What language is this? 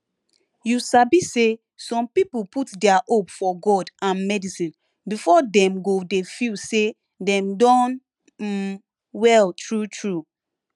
Nigerian Pidgin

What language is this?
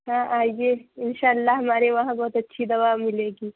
Urdu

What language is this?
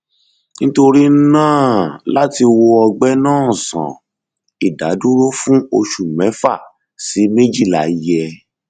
Yoruba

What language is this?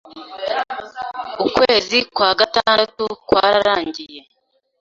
Kinyarwanda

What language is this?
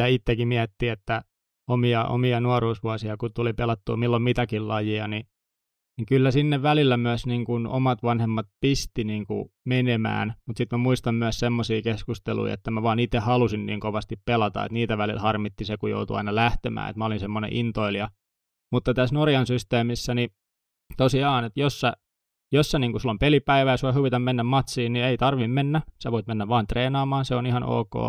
Finnish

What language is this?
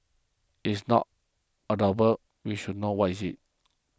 English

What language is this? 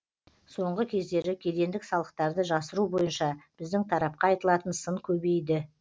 Kazakh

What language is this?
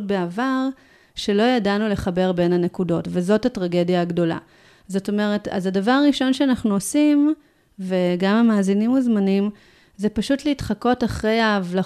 Hebrew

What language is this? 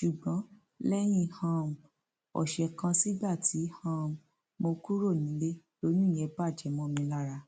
Yoruba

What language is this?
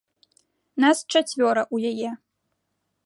Belarusian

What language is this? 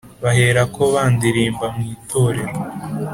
Kinyarwanda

